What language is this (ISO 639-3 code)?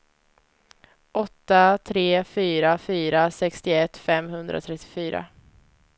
swe